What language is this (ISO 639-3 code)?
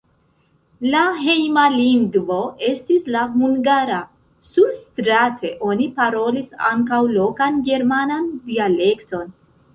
epo